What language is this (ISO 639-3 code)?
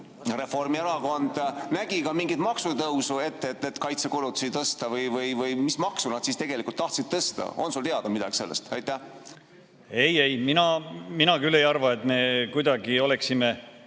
est